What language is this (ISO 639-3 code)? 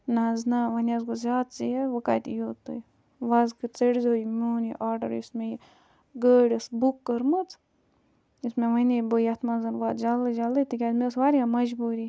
kas